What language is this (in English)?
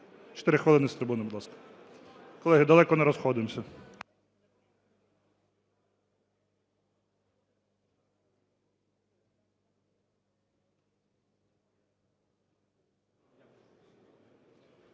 Ukrainian